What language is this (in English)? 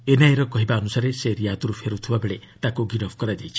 Odia